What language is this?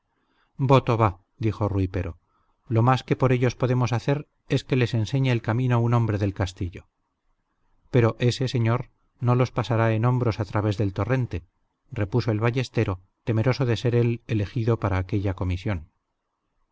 Spanish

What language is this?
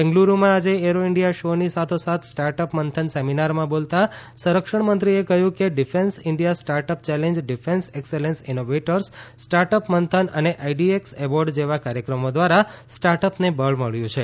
Gujarati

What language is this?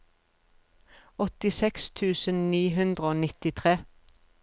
Norwegian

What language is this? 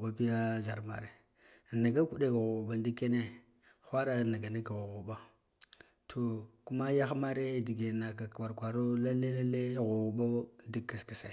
Guduf-Gava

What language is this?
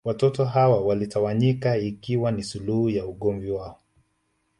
Swahili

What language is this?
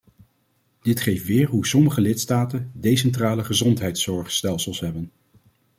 Dutch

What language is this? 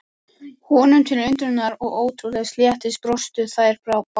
Icelandic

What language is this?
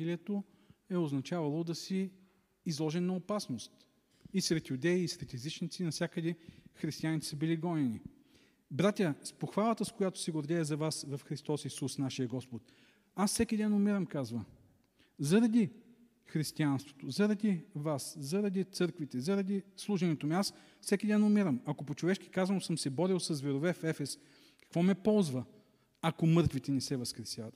Bulgarian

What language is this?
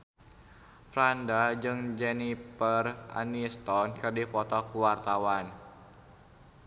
Sundanese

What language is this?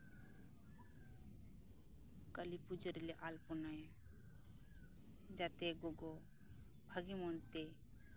Santali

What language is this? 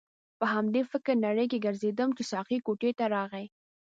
Pashto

